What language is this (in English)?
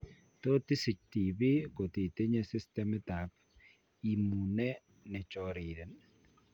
Kalenjin